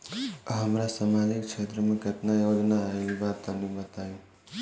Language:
Bhojpuri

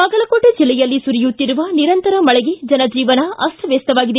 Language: Kannada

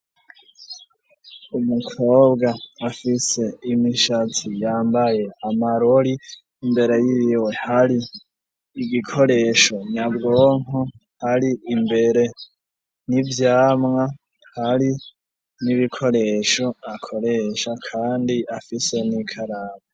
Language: Rundi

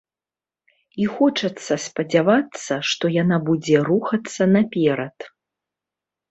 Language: Belarusian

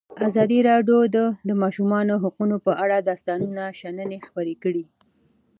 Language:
Pashto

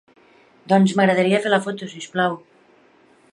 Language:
Catalan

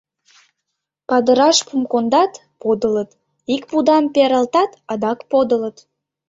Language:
Mari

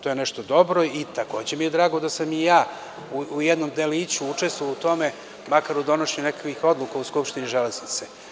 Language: Serbian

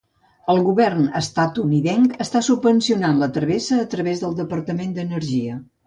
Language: Catalan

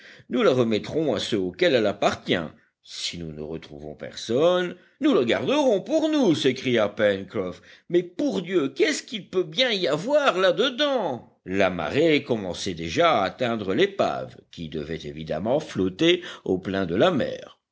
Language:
French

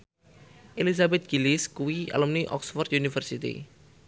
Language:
Javanese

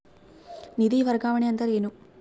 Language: Kannada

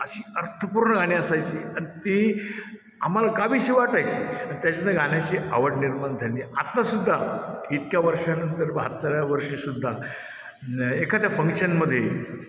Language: Marathi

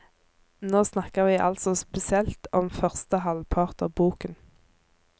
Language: Norwegian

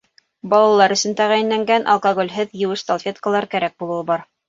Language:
Bashkir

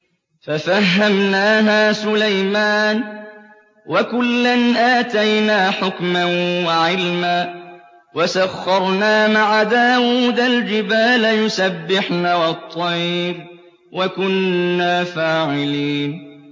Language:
Arabic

